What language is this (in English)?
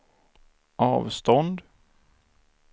Swedish